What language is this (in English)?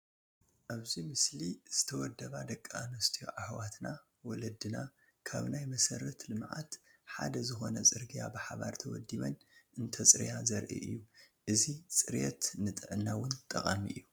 Tigrinya